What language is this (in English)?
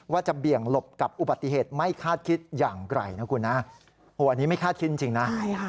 Thai